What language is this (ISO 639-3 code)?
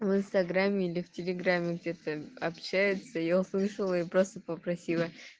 rus